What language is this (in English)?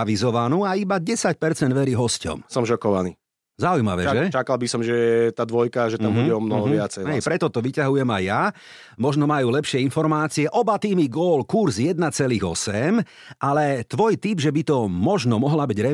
Slovak